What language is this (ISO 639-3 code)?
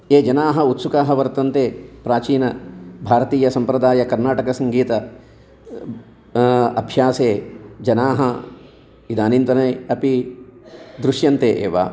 san